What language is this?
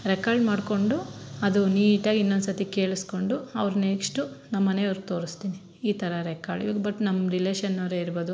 Kannada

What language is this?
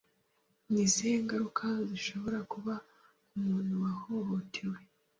Kinyarwanda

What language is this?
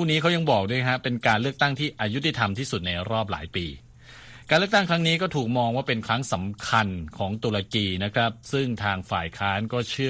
Thai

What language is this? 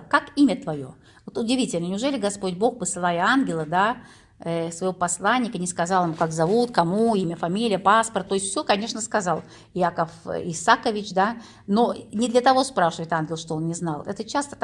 Russian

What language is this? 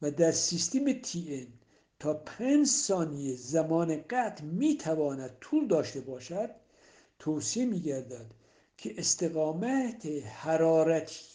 Persian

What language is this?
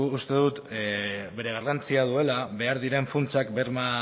Basque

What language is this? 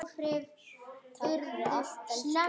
Icelandic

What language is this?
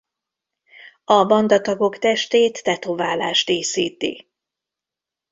Hungarian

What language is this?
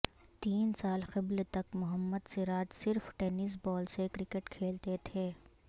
Urdu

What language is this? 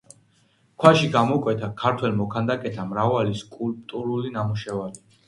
Georgian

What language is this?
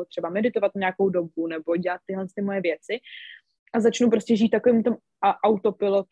Czech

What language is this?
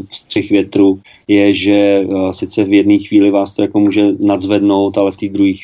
Czech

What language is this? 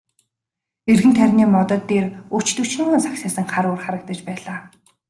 Mongolian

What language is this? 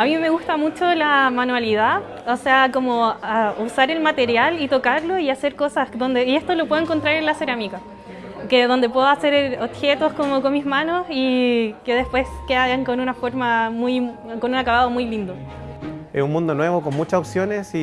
Spanish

